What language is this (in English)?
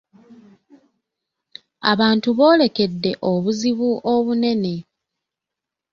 Ganda